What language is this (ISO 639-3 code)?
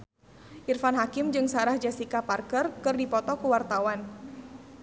sun